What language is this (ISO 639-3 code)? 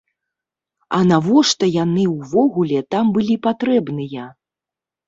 bel